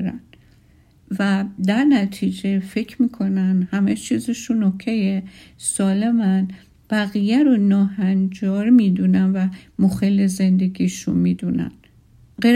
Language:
Persian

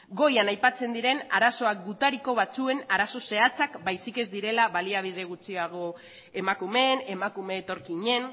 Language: Basque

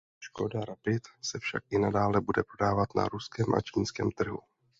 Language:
Czech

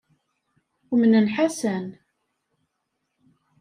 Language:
Kabyle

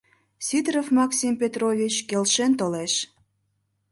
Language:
Mari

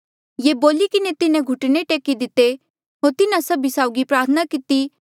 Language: Mandeali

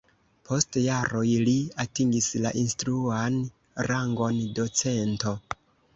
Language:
Esperanto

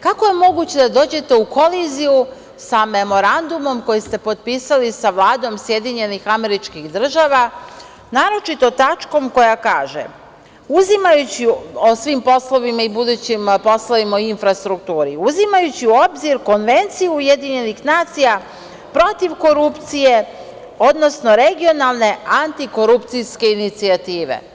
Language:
Serbian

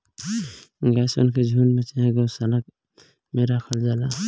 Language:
Bhojpuri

